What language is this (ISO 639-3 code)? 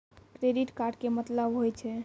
mai